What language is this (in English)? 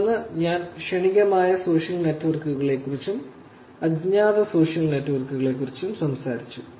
Malayalam